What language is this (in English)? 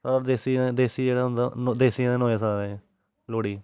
Dogri